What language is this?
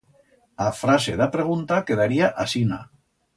Aragonese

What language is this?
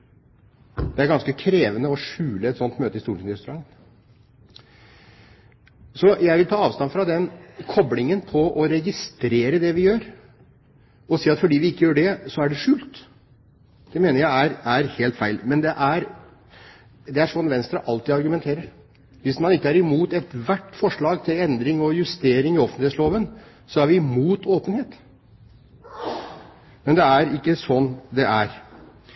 Norwegian Bokmål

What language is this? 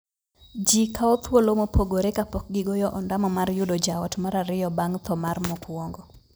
Luo (Kenya and Tanzania)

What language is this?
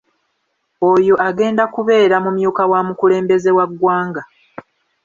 Ganda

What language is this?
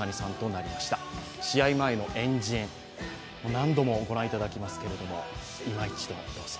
Japanese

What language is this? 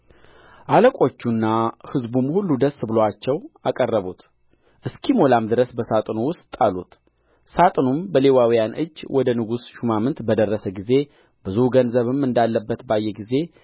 Amharic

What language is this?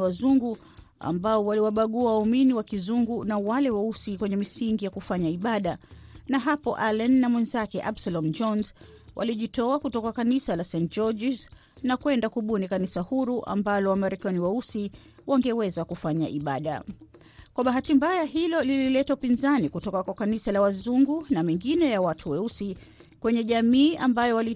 Swahili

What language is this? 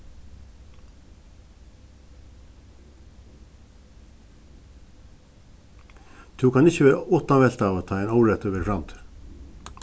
Faroese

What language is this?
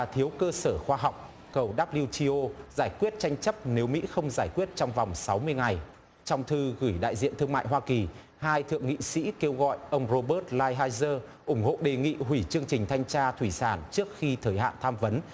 Vietnamese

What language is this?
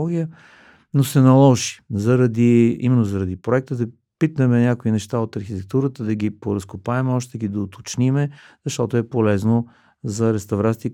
Bulgarian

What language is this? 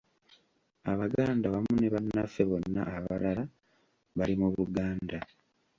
Ganda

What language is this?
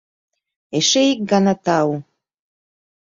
Mari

